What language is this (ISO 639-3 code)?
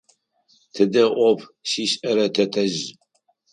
ady